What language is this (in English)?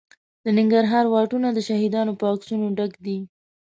Pashto